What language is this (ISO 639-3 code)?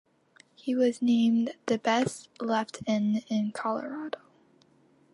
eng